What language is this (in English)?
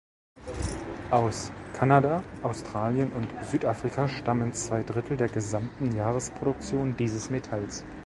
German